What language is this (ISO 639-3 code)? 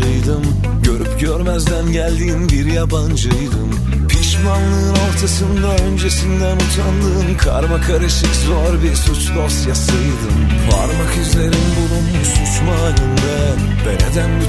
tur